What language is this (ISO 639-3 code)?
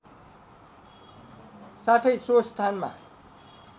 nep